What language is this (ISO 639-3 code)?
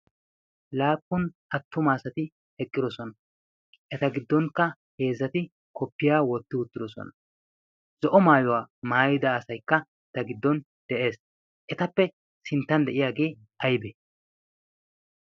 wal